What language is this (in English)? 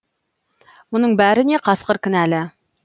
Kazakh